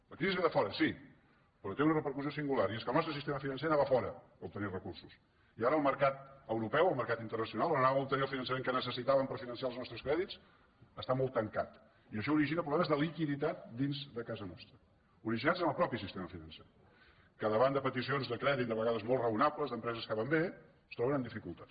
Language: Catalan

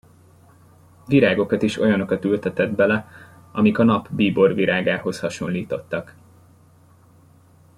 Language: Hungarian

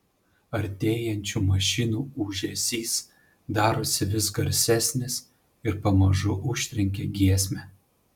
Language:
Lithuanian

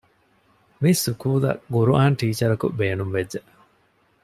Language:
Divehi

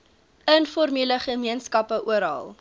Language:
Afrikaans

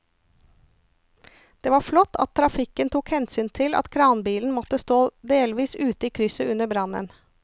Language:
Norwegian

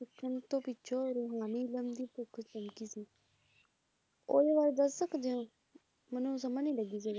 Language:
Punjabi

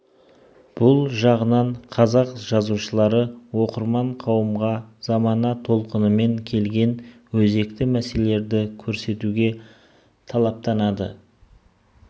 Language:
Kazakh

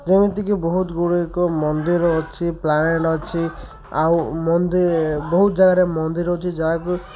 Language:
Odia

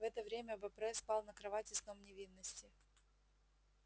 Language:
Russian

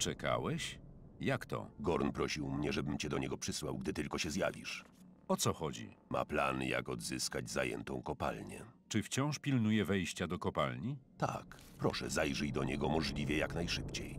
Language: Polish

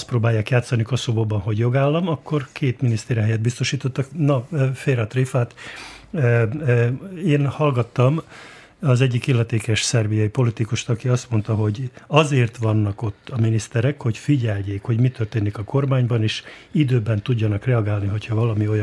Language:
Hungarian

